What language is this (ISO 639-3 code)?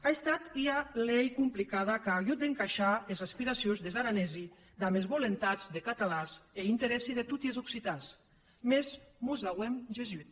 cat